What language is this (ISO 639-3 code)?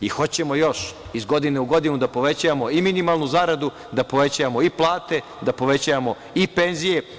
srp